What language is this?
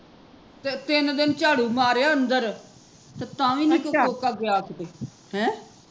Punjabi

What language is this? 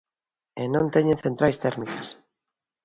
Galician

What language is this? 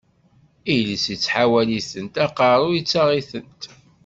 Kabyle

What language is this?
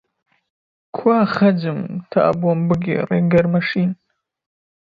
Central Kurdish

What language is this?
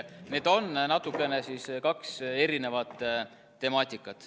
Estonian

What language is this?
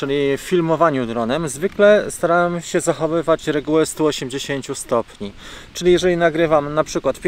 Polish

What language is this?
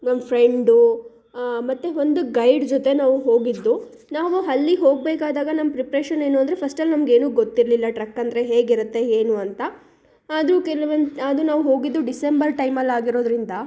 Kannada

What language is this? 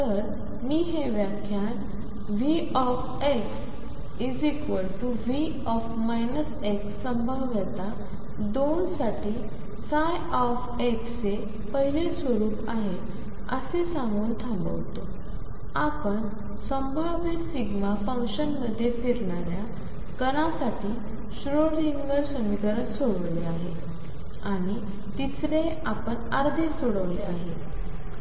Marathi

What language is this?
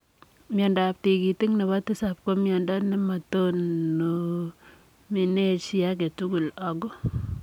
Kalenjin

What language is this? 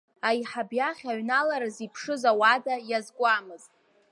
Abkhazian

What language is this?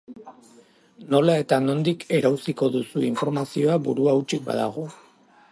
Basque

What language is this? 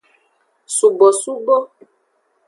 Aja (Benin)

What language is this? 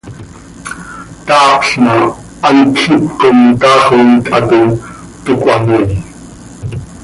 Seri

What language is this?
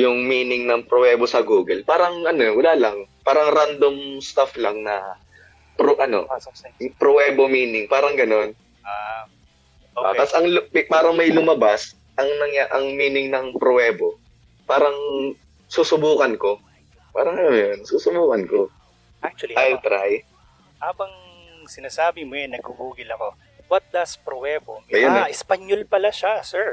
Filipino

